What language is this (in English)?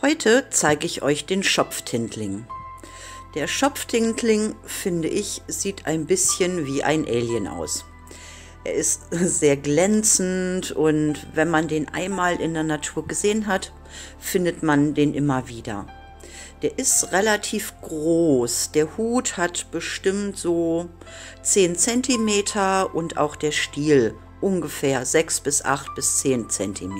German